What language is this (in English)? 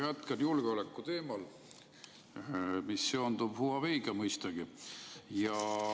Estonian